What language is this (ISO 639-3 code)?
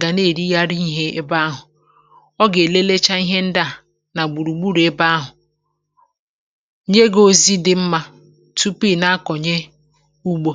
ibo